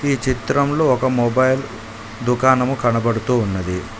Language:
Telugu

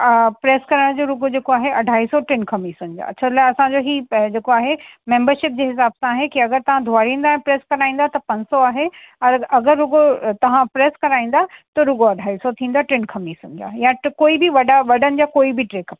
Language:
Sindhi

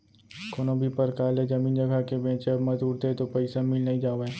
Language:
Chhattisgarhi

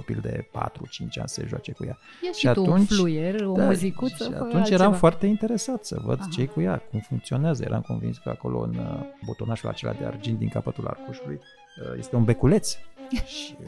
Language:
Romanian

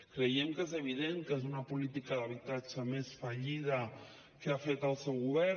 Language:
Catalan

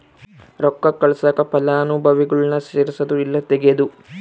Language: Kannada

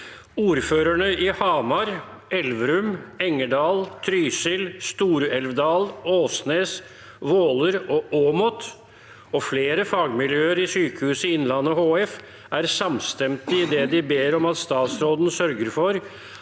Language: Norwegian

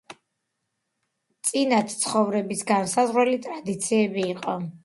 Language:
Georgian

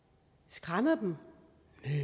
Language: Danish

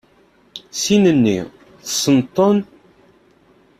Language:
Kabyle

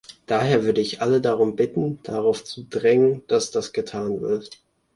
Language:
German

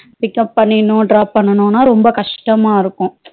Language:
Tamil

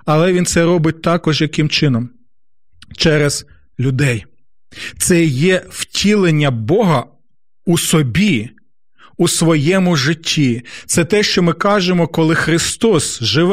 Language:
Ukrainian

